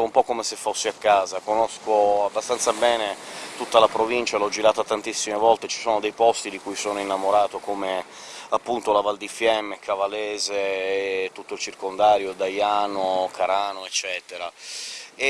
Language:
Italian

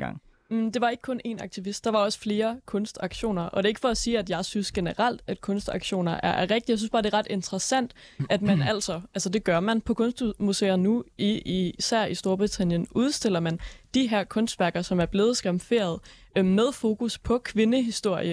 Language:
Danish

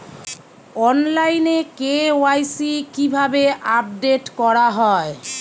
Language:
Bangla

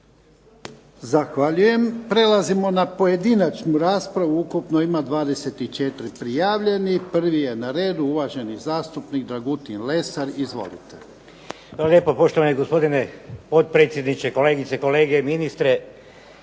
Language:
Croatian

